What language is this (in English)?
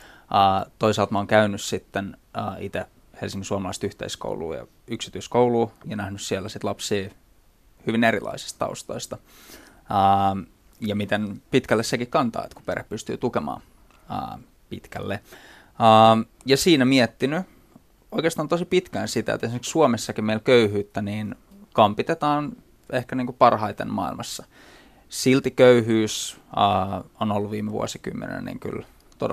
Finnish